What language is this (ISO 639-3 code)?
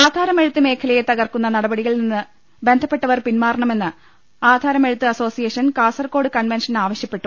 mal